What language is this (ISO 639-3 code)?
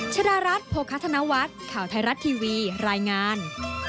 tha